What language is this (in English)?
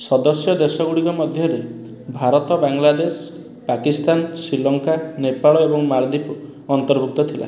Odia